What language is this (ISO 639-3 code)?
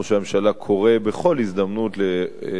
heb